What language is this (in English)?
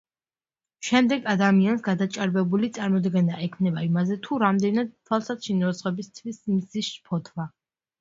Georgian